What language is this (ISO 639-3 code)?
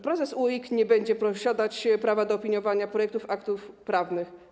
pol